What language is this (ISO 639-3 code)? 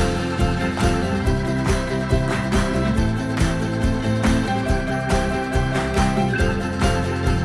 slv